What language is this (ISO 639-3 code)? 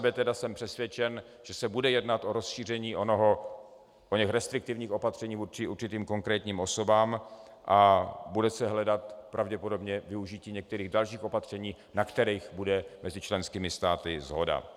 ces